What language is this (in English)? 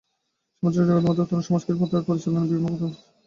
Bangla